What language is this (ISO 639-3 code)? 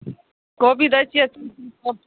mai